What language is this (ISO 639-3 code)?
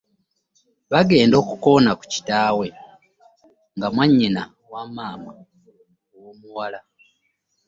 lug